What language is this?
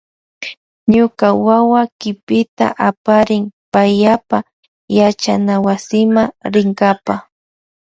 Loja Highland Quichua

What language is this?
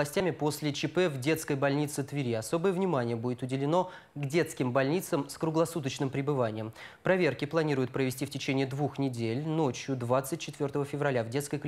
Russian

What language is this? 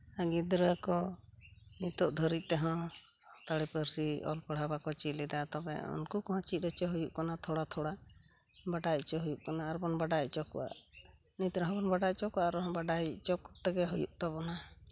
Santali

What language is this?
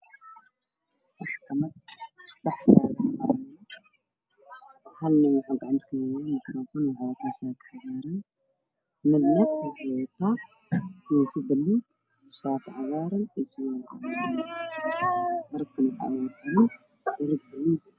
Somali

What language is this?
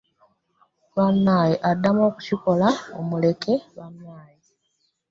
Ganda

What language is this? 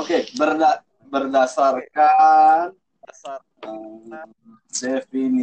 Indonesian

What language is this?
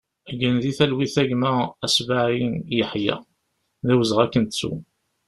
Kabyle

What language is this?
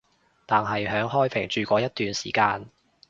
Cantonese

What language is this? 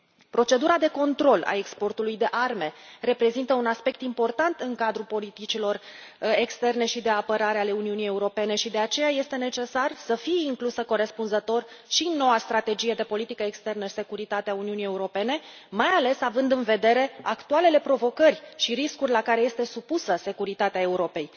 Romanian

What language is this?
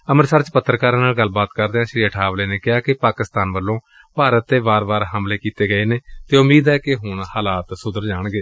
Punjabi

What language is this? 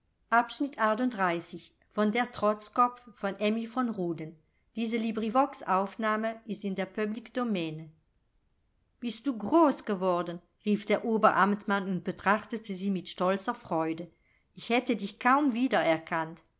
German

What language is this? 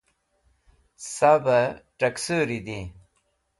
Wakhi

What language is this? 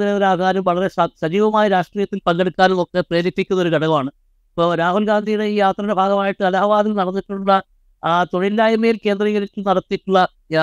Malayalam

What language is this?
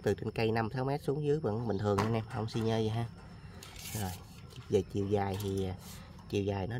Vietnamese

